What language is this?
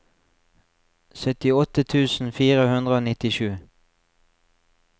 Norwegian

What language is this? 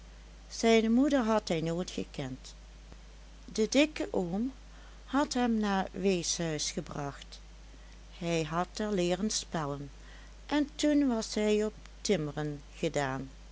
Dutch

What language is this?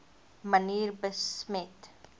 Afrikaans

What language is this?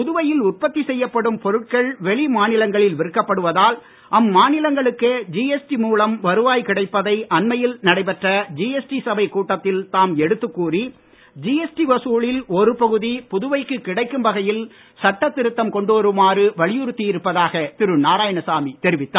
Tamil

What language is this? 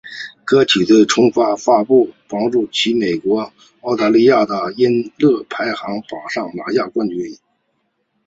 Chinese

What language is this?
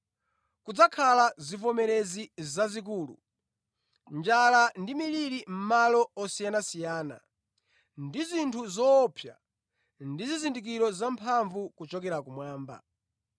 Nyanja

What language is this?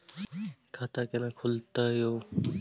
Maithili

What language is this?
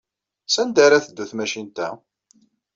Kabyle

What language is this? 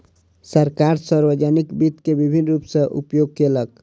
Maithili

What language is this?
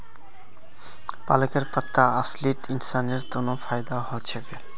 Magahi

